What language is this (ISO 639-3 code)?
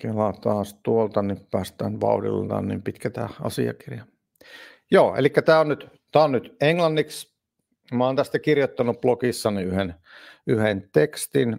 fin